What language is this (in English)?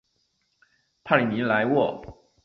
Chinese